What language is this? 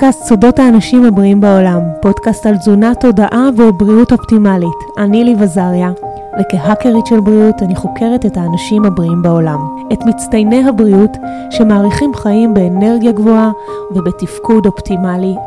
Hebrew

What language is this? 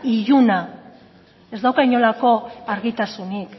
Basque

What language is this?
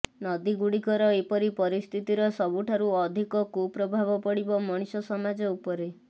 Odia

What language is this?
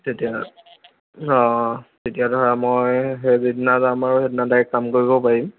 Assamese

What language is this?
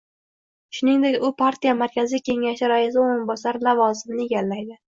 Uzbek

